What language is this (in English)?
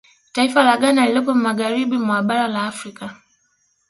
Swahili